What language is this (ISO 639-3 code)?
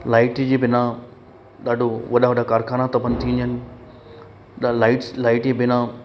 snd